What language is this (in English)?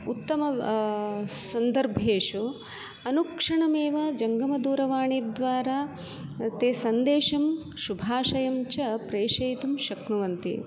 Sanskrit